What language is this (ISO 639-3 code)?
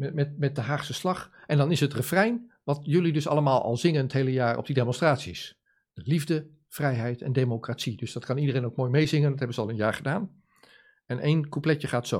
nld